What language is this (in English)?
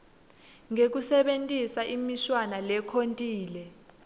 Swati